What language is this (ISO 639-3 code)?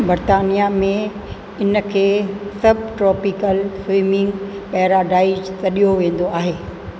snd